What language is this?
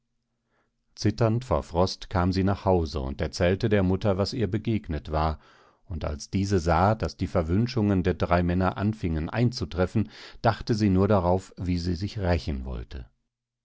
German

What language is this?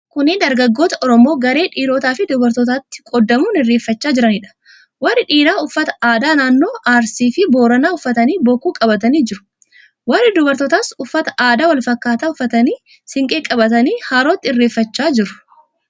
Oromo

